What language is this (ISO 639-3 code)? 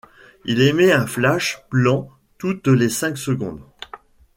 fra